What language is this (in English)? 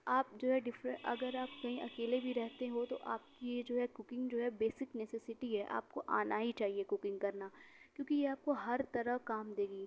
Urdu